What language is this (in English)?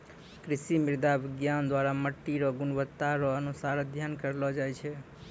Maithili